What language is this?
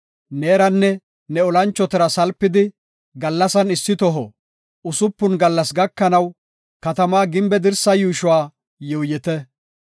Gofa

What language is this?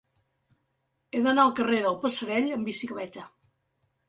Catalan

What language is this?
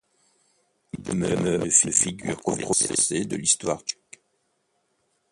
French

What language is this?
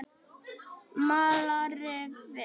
Icelandic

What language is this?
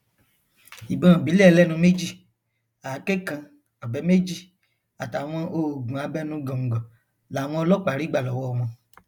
Yoruba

